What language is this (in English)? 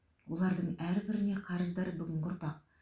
Kazakh